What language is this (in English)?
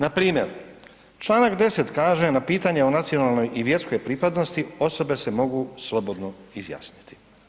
Croatian